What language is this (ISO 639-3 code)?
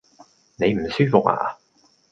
yue